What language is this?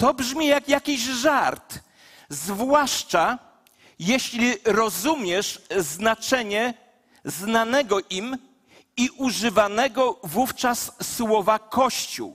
Polish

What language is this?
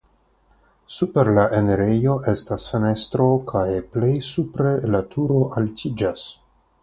Esperanto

